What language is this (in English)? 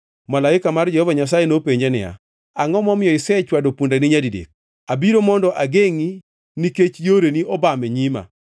Luo (Kenya and Tanzania)